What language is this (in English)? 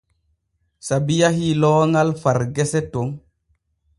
Borgu Fulfulde